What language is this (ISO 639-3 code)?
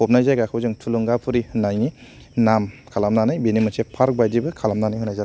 brx